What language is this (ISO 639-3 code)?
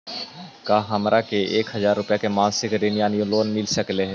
mag